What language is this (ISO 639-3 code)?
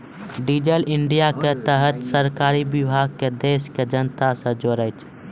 mai